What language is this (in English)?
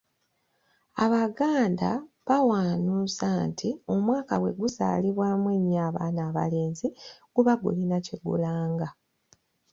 Ganda